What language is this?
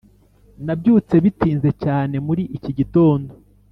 Kinyarwanda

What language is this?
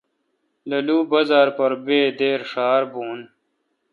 Kalkoti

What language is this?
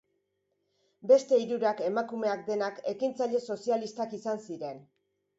Basque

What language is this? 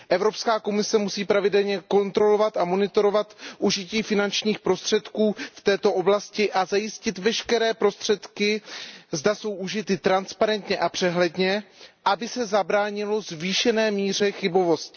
Czech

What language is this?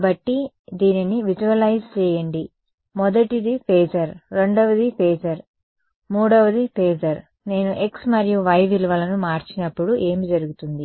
Telugu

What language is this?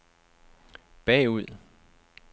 Danish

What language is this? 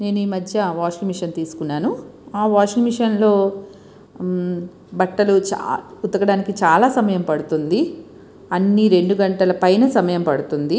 Telugu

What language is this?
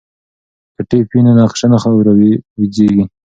Pashto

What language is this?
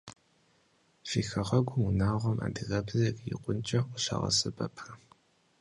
Kabardian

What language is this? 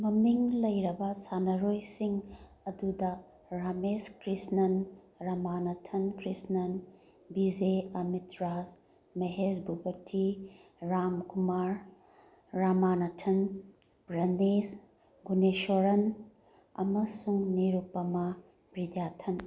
Manipuri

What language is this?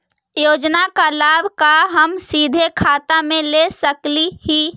Magahi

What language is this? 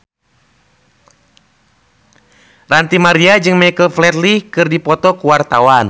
Sundanese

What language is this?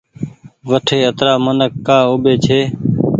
Goaria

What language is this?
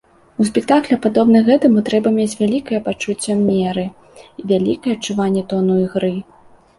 Belarusian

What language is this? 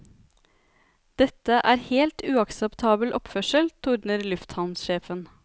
Norwegian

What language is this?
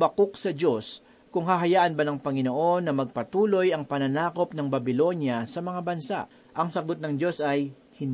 Filipino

